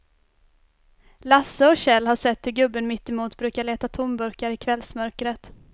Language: Swedish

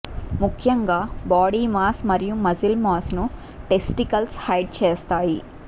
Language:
Telugu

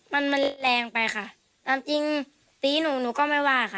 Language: Thai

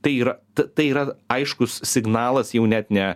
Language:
Lithuanian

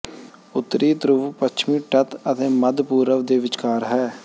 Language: Punjabi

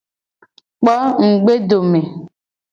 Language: Gen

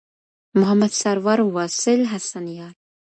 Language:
Pashto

